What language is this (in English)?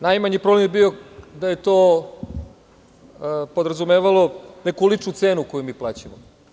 Serbian